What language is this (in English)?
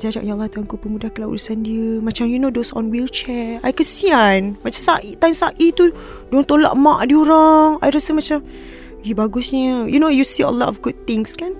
Malay